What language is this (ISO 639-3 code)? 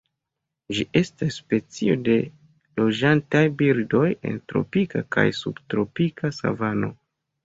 epo